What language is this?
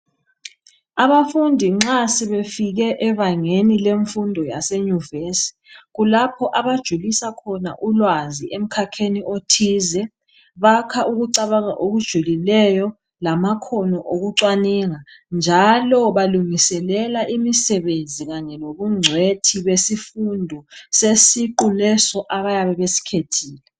North Ndebele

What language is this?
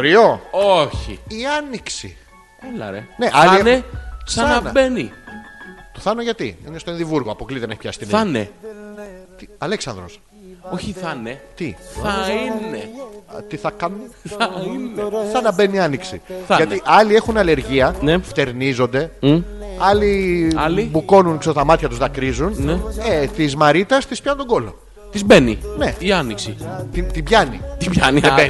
Greek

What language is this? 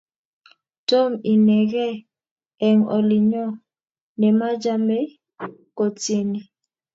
Kalenjin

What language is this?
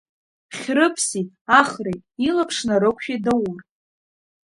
Abkhazian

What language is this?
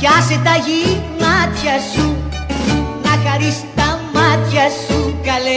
Greek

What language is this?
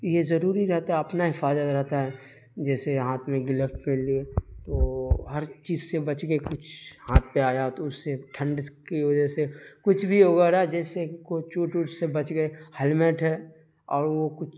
Urdu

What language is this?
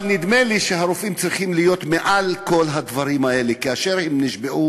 Hebrew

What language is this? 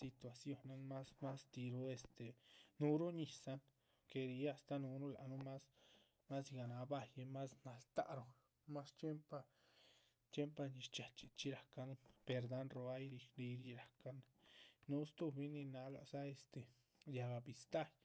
Chichicapan Zapotec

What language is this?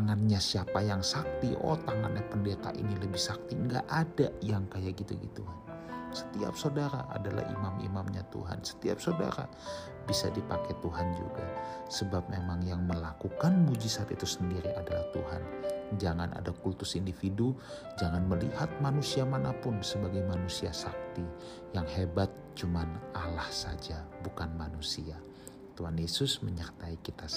Indonesian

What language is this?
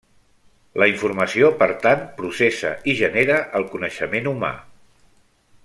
Catalan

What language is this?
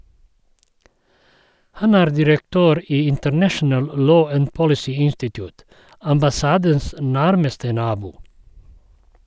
Norwegian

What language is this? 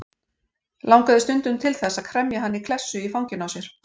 Icelandic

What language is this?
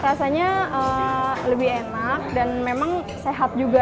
Indonesian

